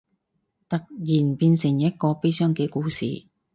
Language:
Cantonese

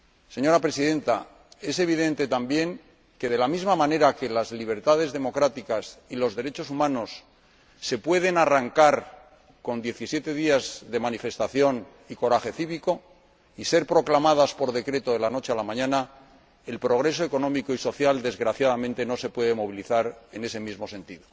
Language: Spanish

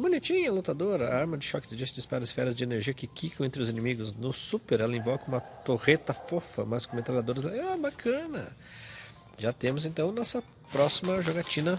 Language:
Portuguese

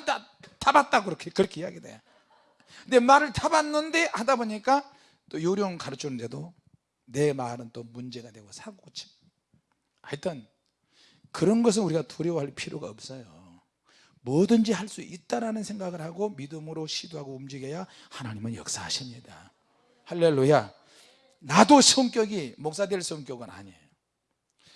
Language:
Korean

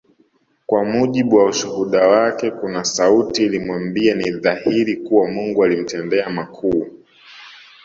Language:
Swahili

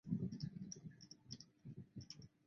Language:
Chinese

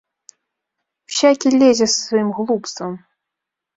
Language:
Belarusian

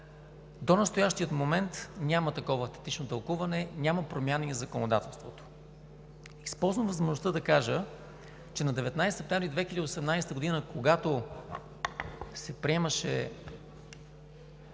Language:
Bulgarian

